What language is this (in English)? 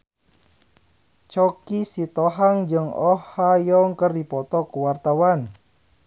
Sundanese